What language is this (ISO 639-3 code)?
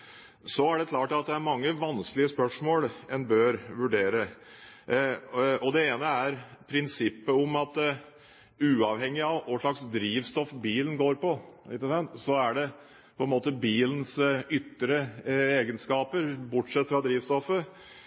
nob